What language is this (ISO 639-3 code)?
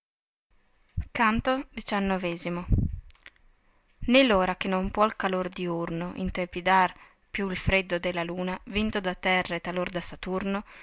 ita